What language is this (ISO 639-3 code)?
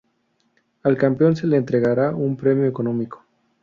spa